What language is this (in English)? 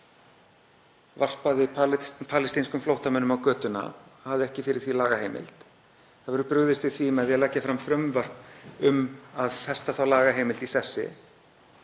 Icelandic